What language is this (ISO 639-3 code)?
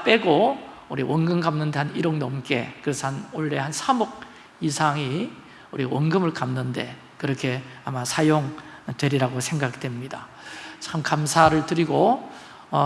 kor